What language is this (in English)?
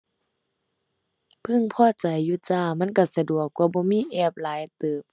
Thai